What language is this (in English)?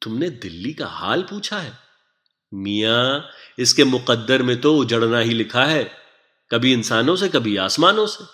Hindi